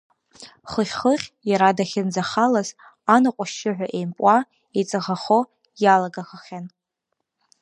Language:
Abkhazian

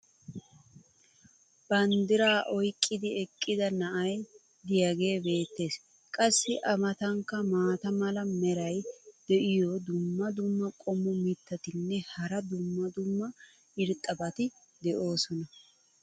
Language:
Wolaytta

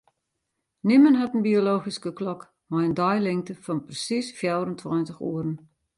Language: Western Frisian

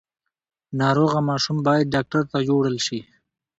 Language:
Pashto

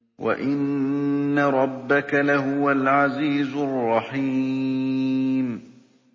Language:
Arabic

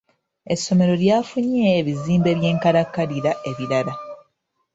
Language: Ganda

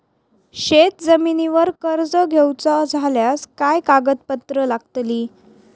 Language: Marathi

